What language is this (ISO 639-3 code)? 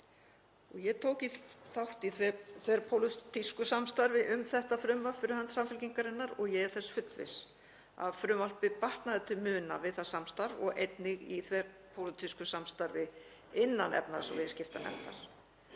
isl